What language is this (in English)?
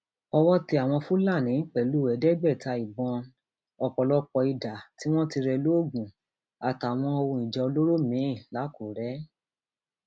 Yoruba